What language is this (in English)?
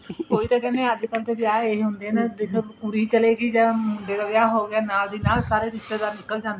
Punjabi